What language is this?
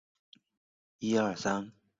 Chinese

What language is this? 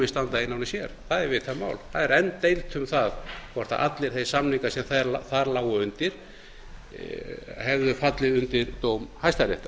Icelandic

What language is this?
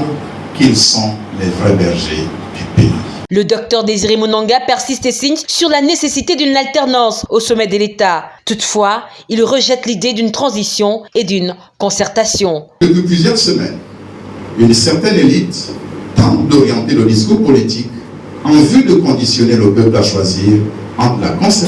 French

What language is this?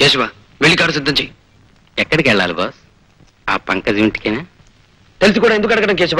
Arabic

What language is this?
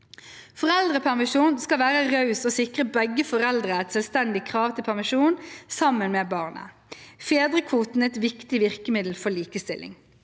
Norwegian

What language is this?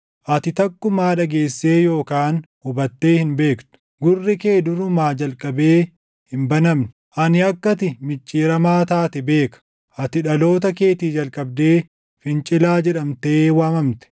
Oromo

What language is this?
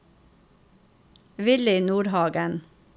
Norwegian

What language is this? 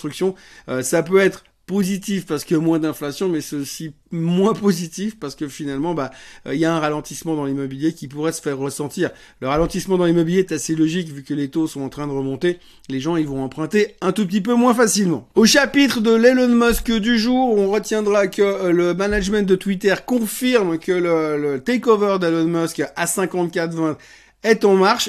French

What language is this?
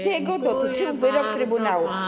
Polish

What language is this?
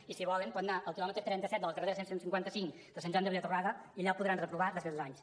Catalan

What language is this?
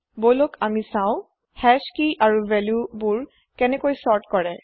Assamese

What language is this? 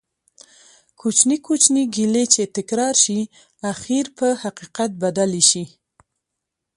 Pashto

